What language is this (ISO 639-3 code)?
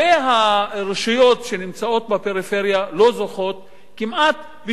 heb